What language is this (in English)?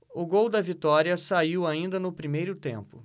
Portuguese